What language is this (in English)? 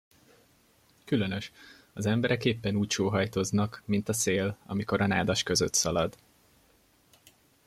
Hungarian